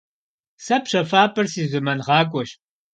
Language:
Kabardian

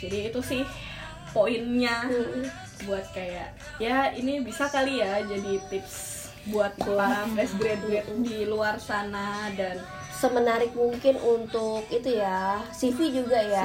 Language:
Indonesian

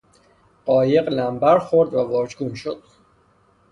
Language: Persian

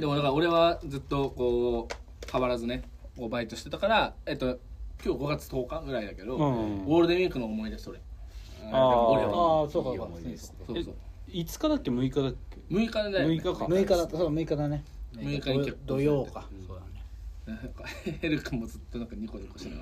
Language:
Japanese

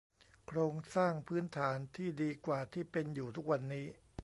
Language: Thai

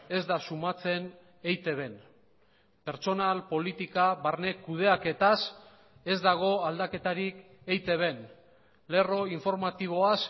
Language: Basque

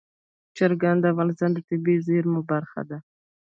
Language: Pashto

